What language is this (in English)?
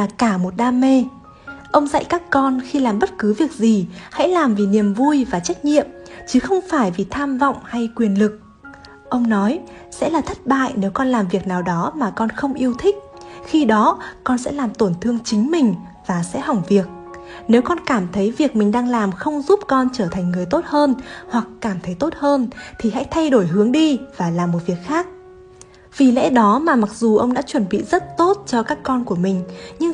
Vietnamese